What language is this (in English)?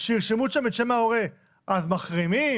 Hebrew